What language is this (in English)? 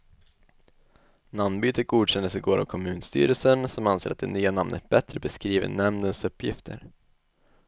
Swedish